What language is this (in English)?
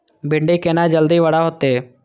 Maithili